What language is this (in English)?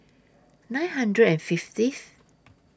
English